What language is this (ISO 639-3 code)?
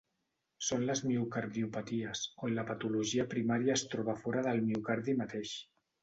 cat